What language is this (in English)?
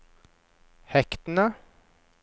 Norwegian